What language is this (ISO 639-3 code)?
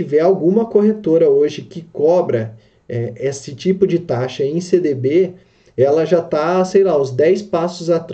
por